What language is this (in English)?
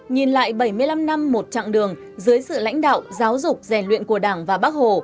Vietnamese